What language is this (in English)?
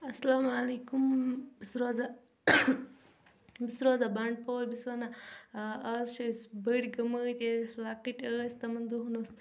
Kashmiri